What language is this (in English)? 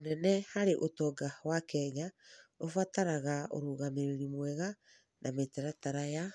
Kikuyu